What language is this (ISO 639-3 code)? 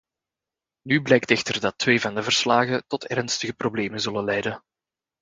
nld